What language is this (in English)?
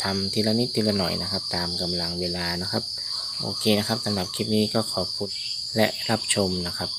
Thai